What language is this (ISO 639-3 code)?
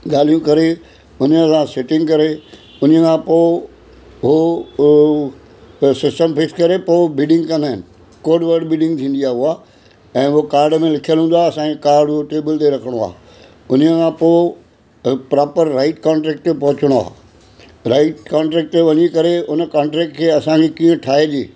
snd